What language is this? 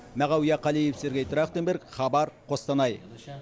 Kazakh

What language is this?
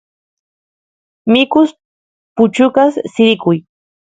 Santiago del Estero Quichua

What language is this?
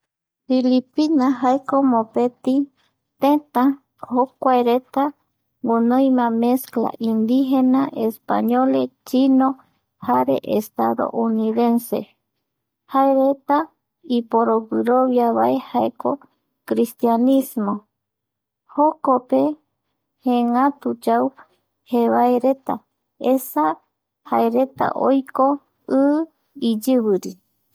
Eastern Bolivian Guaraní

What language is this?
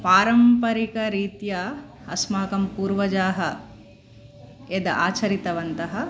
Sanskrit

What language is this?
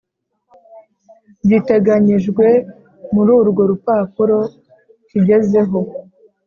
Kinyarwanda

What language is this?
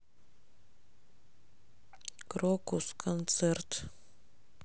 Russian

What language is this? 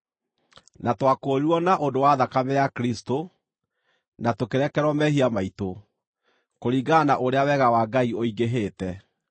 Kikuyu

